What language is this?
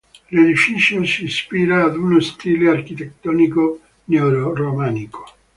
Italian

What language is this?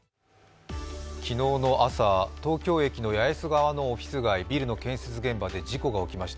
Japanese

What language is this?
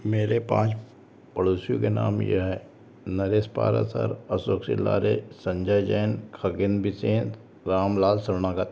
Hindi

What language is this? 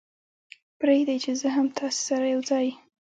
Pashto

